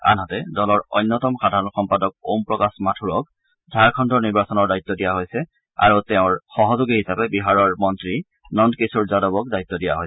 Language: Assamese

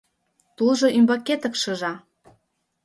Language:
Mari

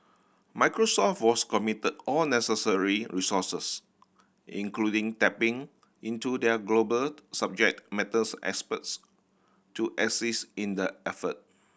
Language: English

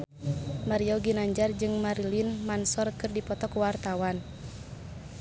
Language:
Sundanese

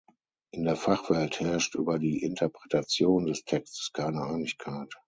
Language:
German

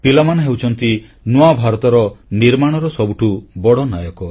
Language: Odia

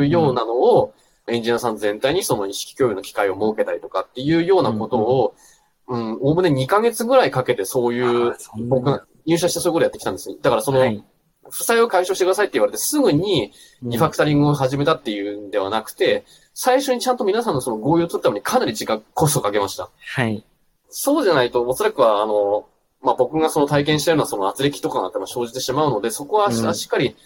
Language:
Japanese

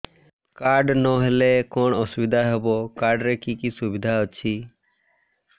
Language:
Odia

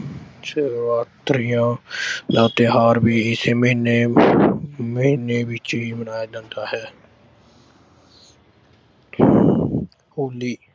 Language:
Punjabi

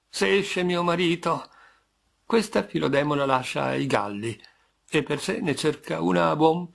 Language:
Italian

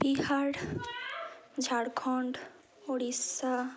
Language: Bangla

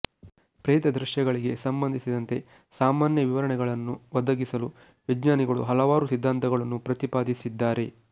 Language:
Kannada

